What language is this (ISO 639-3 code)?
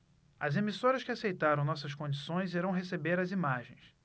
por